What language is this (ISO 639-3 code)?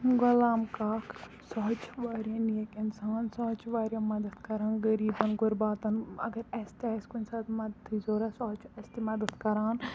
kas